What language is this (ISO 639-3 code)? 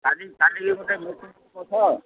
ori